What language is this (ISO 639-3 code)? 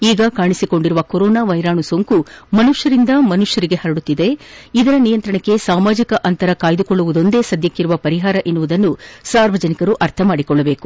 kan